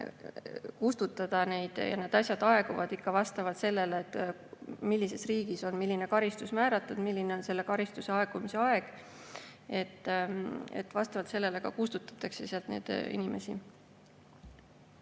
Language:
Estonian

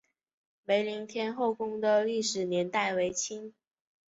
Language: Chinese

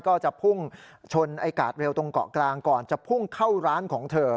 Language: Thai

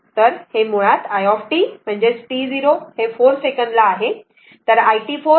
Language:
Marathi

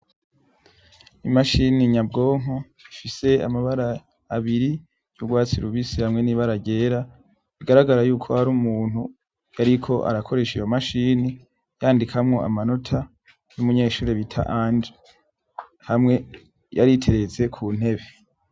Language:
Rundi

